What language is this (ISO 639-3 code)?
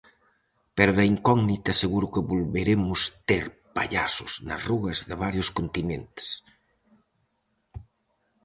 glg